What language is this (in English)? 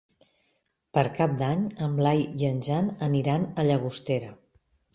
Catalan